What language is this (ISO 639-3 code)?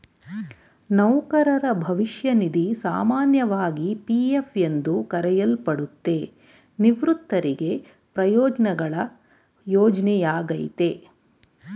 kan